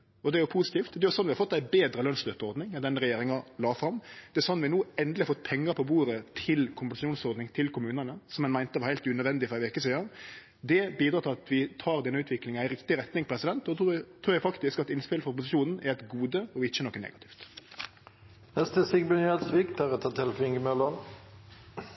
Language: Norwegian Nynorsk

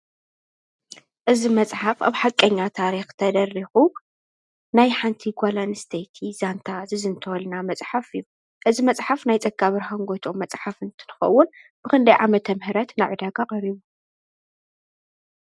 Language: Tigrinya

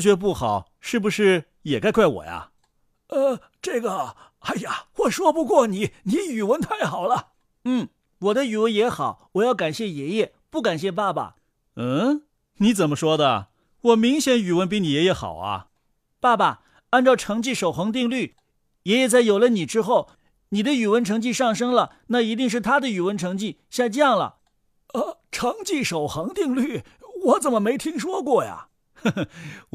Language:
Chinese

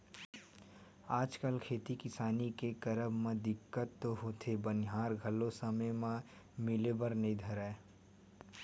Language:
Chhattisgarhi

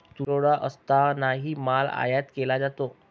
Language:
Marathi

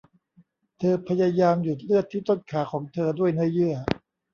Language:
Thai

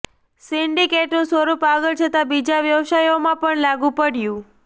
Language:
Gujarati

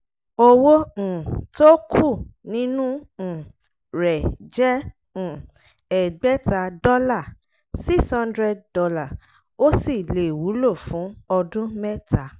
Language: Yoruba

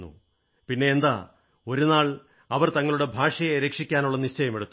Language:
Malayalam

